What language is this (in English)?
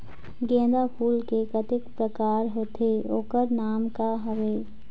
Chhattisgarhi